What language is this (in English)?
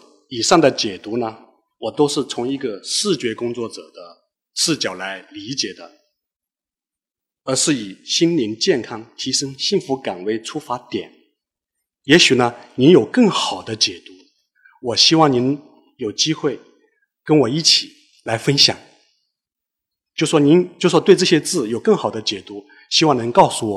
Chinese